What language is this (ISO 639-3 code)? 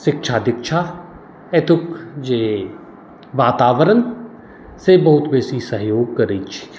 mai